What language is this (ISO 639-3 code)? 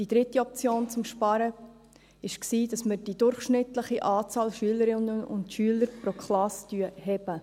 gsw